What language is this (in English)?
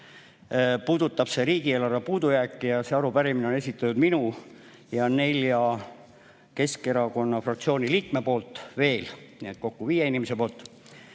Estonian